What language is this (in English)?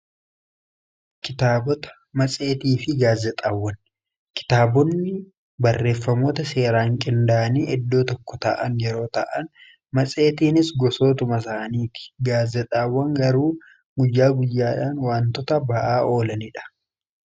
Oromo